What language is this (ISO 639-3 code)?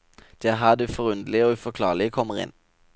nor